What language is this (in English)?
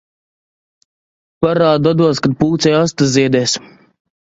Latvian